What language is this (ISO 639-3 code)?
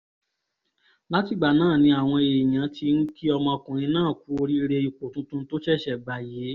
yor